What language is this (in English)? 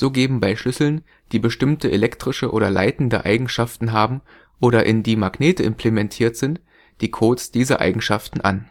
German